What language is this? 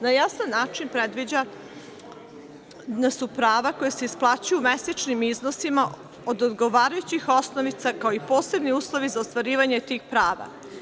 Serbian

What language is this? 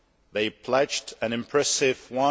English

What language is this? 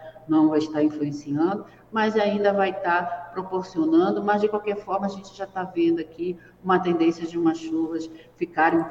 Portuguese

